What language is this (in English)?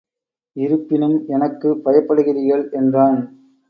Tamil